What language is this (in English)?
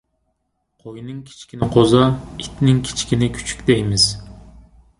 Uyghur